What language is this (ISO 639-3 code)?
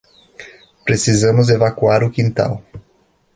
por